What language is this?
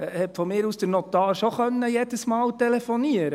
Swiss German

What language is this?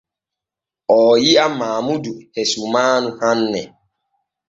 Borgu Fulfulde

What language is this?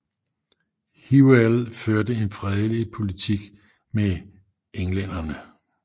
Danish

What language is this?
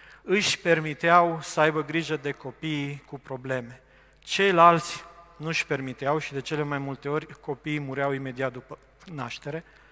Romanian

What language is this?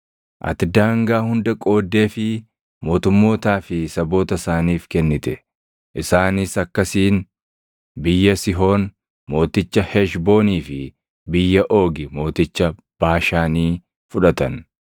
Oromo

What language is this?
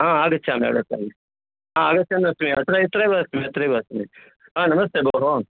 Sanskrit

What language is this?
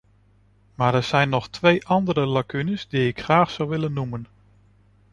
Dutch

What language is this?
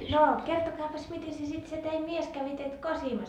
Finnish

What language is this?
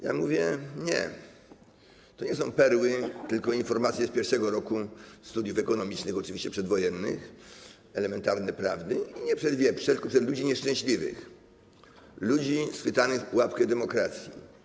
Polish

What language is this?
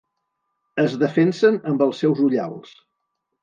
Catalan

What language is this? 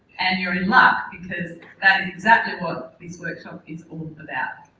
English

